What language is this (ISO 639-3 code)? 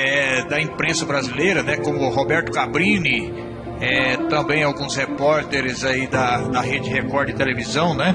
por